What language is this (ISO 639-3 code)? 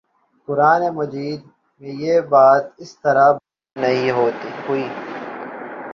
urd